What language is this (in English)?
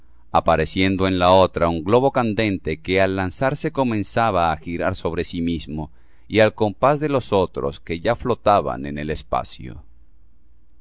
Spanish